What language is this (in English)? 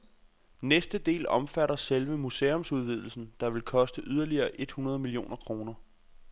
Danish